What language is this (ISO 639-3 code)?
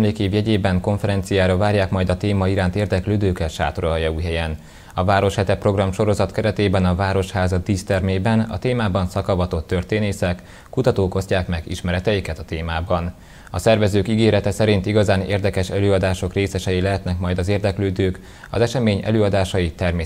hun